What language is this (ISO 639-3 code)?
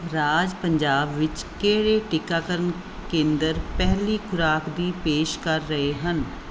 pan